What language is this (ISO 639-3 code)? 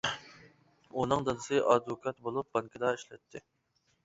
uig